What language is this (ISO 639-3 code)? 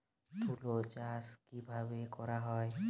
ben